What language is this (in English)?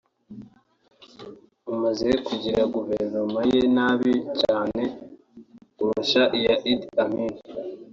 Kinyarwanda